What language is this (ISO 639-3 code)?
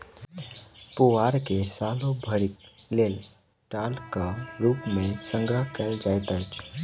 mai